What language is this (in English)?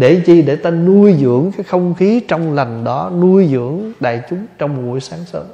Vietnamese